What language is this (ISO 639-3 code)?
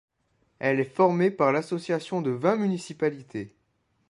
fra